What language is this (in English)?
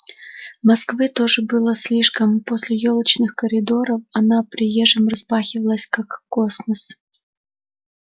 Russian